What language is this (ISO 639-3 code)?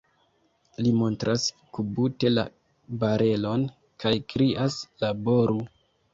epo